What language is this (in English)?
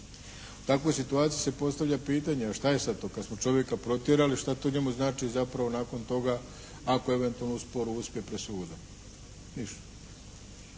Croatian